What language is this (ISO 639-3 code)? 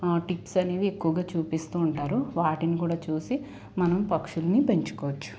tel